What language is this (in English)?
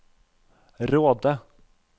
Norwegian